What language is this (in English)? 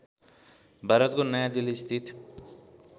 Nepali